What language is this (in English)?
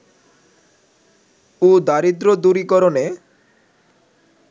Bangla